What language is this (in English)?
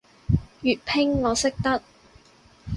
Cantonese